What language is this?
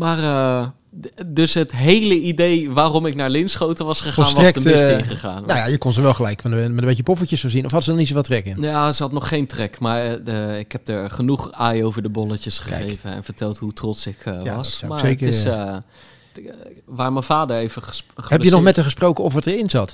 Dutch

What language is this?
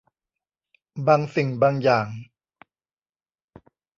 Thai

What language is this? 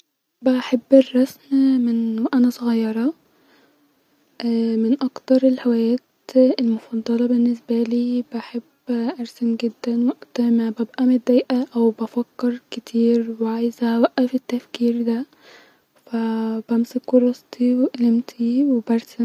Egyptian Arabic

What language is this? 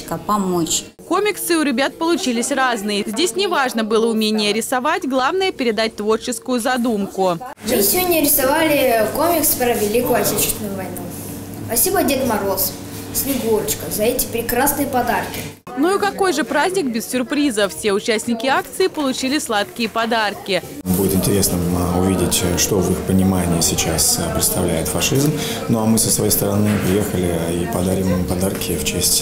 Russian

